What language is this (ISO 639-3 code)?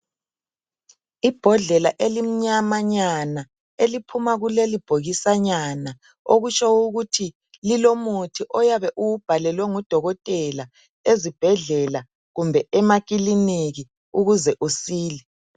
nde